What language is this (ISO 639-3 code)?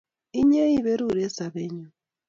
kln